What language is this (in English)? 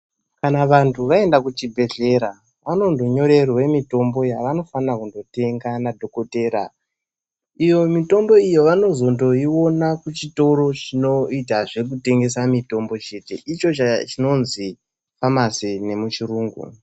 Ndau